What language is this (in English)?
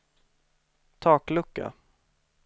Swedish